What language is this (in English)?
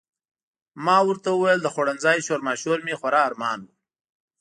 Pashto